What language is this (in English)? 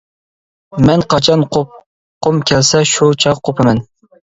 Uyghur